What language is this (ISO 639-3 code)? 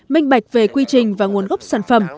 vie